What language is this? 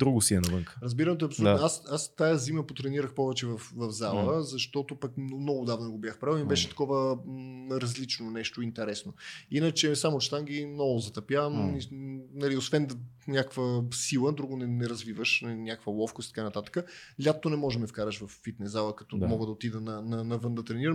Bulgarian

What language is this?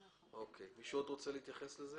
Hebrew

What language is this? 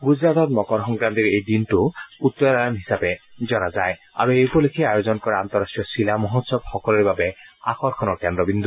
Assamese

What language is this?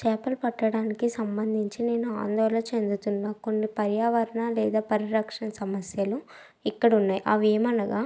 Telugu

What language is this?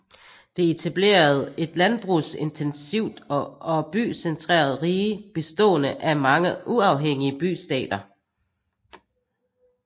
Danish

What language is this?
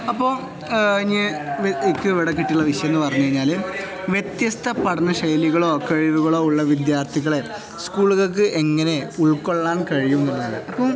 Malayalam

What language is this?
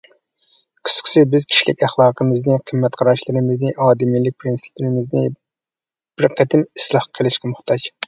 Uyghur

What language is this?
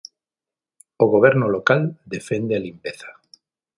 Galician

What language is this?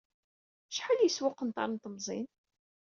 Kabyle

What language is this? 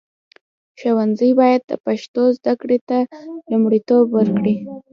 Pashto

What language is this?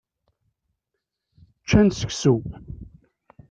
Kabyle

